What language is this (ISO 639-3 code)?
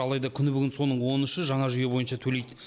kaz